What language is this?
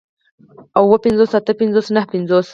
Pashto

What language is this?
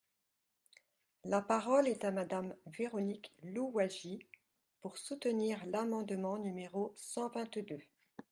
French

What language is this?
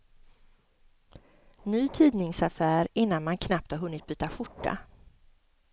Swedish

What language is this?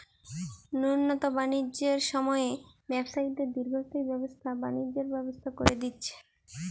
Bangla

